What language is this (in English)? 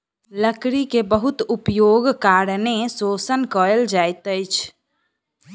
Maithili